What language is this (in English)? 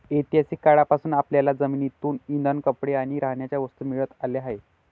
Marathi